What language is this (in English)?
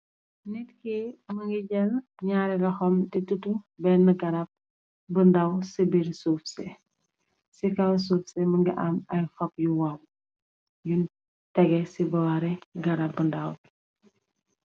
Wolof